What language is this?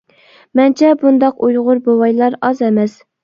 Uyghur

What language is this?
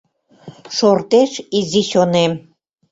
Mari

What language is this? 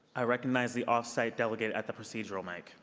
English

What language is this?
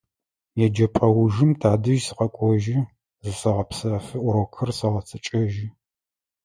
Adyghe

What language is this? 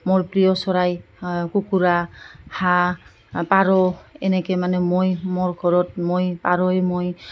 Assamese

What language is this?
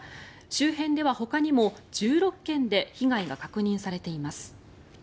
Japanese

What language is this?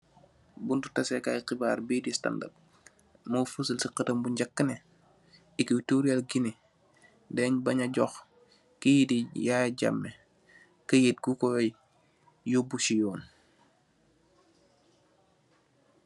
Wolof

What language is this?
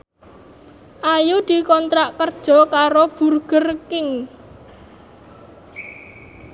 Javanese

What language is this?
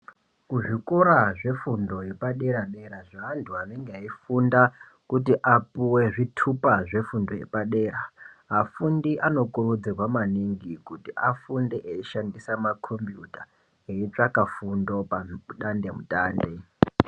Ndau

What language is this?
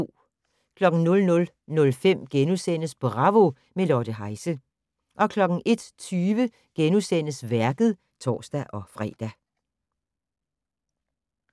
Danish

